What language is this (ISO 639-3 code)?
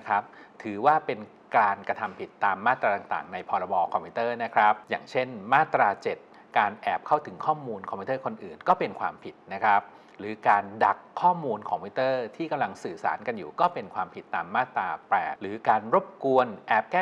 tha